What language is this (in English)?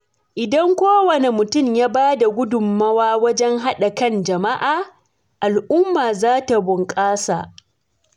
Hausa